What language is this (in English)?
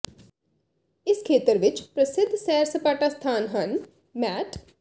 Punjabi